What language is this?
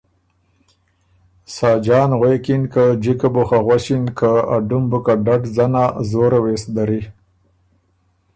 Ormuri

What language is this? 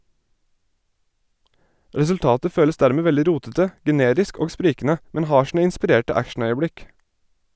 Norwegian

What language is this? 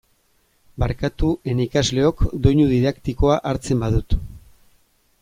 Basque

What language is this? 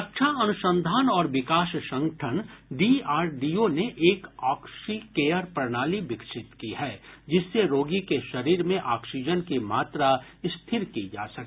Hindi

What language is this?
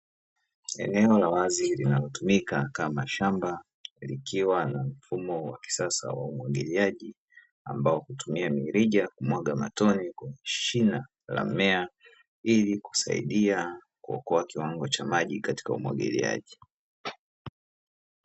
Swahili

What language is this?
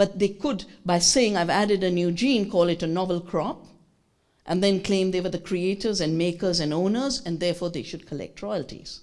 English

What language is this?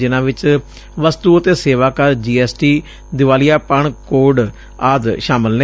Punjabi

